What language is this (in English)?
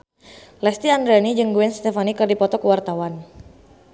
Sundanese